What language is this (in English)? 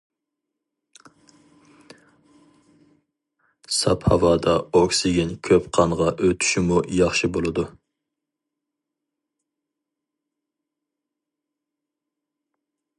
Uyghur